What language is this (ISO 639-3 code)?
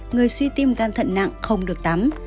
vie